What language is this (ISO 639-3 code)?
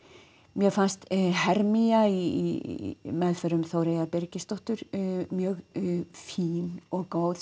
isl